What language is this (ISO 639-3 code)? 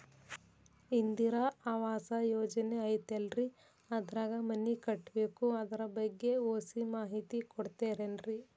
kan